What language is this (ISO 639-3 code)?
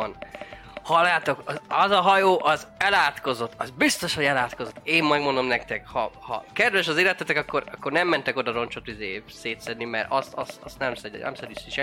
hun